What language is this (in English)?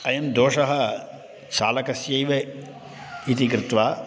Sanskrit